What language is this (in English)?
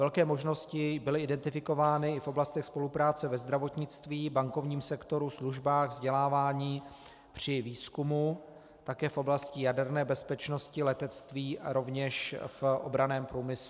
Czech